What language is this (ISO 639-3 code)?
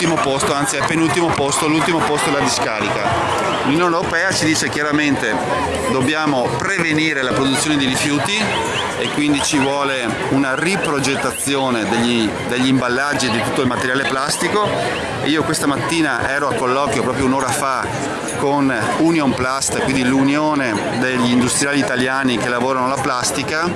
ita